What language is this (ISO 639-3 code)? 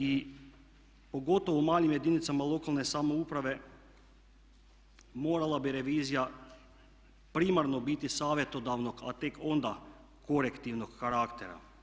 hrv